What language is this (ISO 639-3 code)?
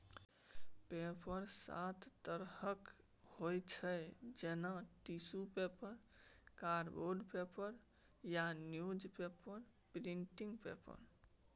mai